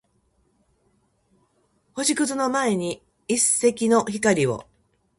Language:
Japanese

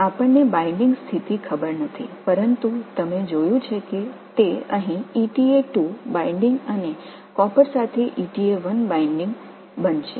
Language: Tamil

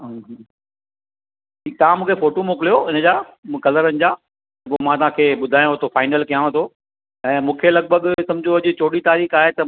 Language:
Sindhi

